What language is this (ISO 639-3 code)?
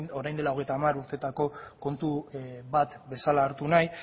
eus